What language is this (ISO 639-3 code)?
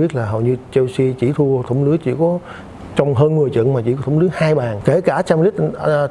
vie